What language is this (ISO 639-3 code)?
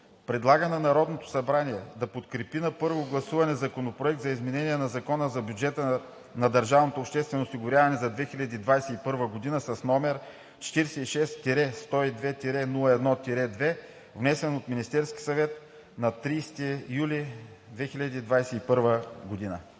bul